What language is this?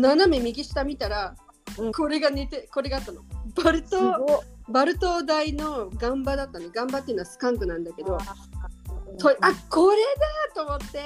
Japanese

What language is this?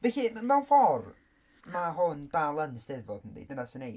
Welsh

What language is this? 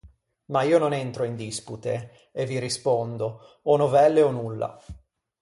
Italian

